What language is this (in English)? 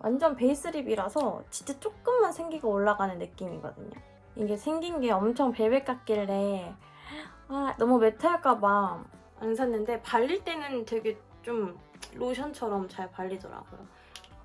Korean